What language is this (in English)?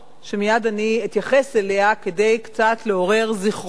Hebrew